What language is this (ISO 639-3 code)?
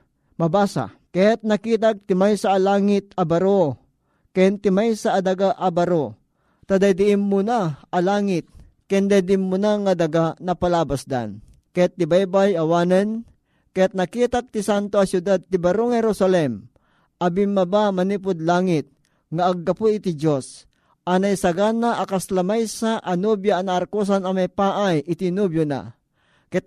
fil